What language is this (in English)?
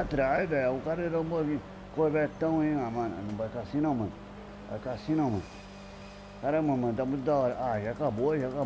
Portuguese